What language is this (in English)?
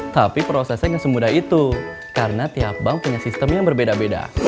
Indonesian